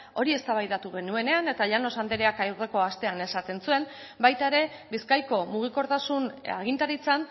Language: Basque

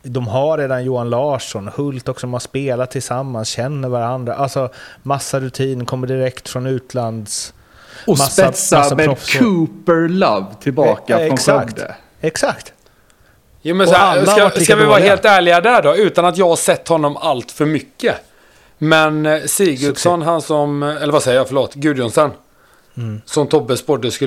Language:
Swedish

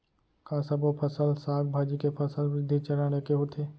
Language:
Chhattisgarhi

